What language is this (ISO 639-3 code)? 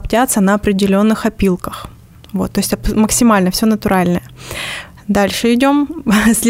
rus